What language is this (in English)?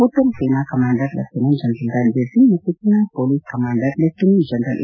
Kannada